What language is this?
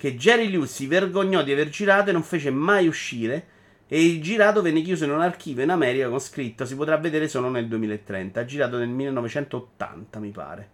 Italian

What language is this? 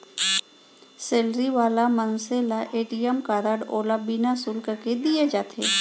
Chhattisgarhi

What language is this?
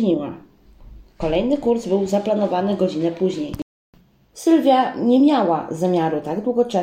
Polish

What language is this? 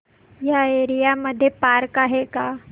Marathi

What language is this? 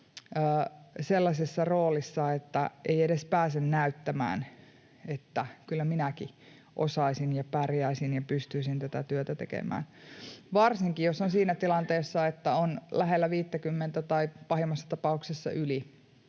Finnish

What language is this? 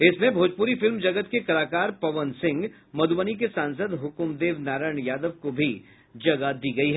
Hindi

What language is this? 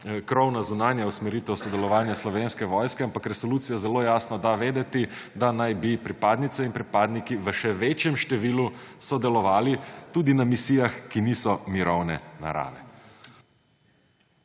Slovenian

